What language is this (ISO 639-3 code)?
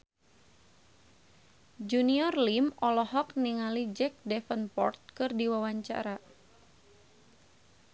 sun